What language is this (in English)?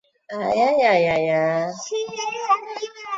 Chinese